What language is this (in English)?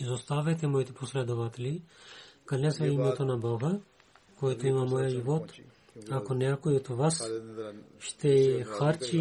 Bulgarian